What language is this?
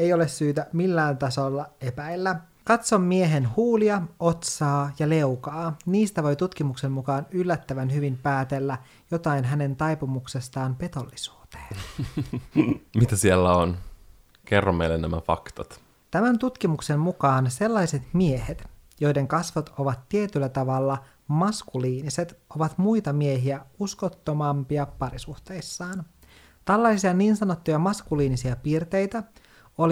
Finnish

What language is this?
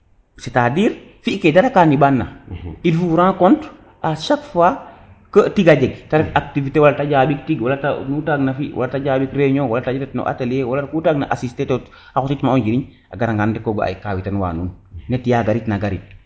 Serer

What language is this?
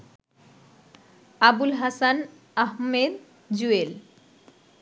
Bangla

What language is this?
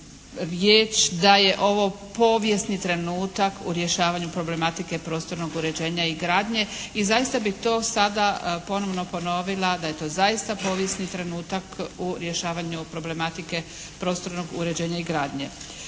Croatian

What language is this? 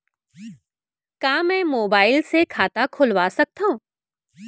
Chhattisgarhi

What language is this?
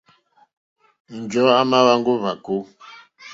Mokpwe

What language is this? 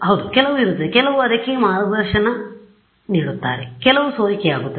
Kannada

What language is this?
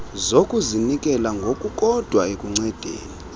Xhosa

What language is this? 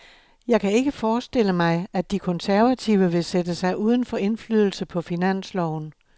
Danish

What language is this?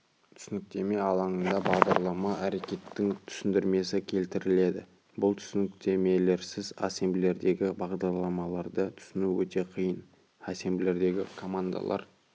Kazakh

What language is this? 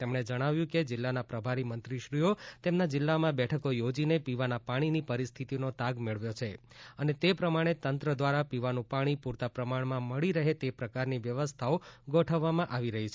Gujarati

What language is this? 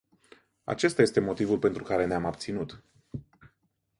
Romanian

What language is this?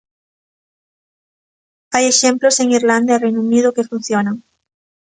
Galician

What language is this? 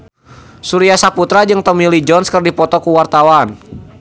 Sundanese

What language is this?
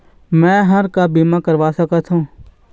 Chhattisgarhi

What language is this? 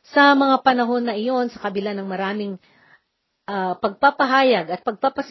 Filipino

